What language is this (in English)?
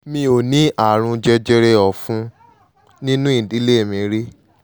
Yoruba